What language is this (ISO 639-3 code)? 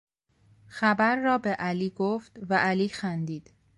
fas